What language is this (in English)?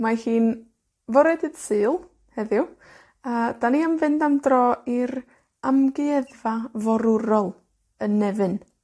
Welsh